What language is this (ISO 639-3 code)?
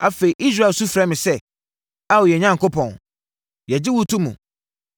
aka